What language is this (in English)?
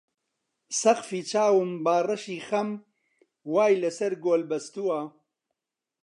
Central Kurdish